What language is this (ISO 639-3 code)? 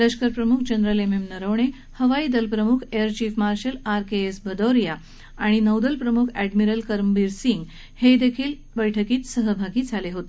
mar